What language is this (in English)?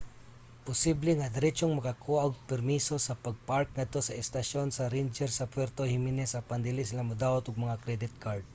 Cebuano